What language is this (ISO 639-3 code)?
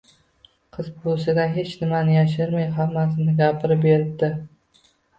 uzb